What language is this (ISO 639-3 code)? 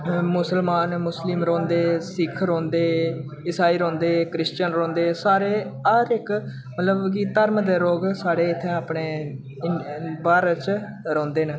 doi